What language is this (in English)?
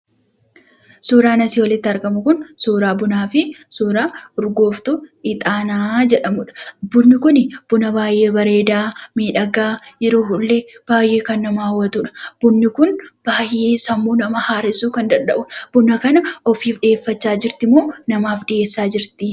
Oromo